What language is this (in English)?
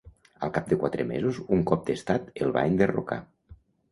Catalan